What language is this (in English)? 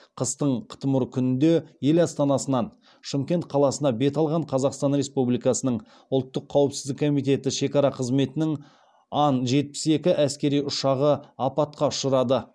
Kazakh